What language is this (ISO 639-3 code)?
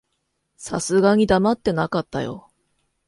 jpn